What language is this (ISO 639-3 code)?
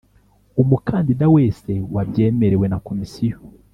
kin